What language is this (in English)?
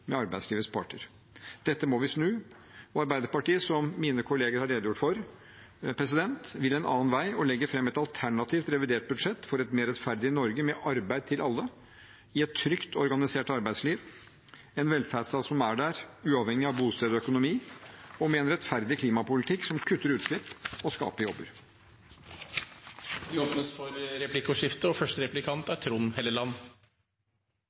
Norwegian Bokmål